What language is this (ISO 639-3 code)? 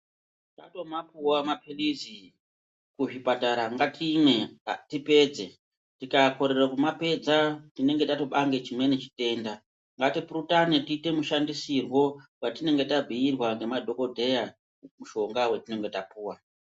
ndc